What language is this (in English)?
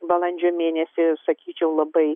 Lithuanian